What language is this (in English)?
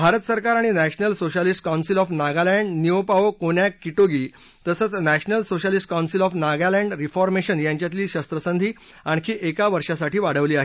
Marathi